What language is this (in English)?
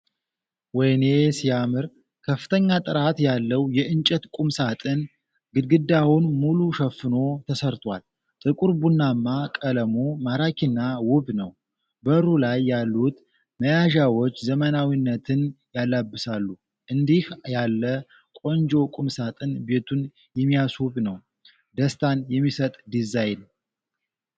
Amharic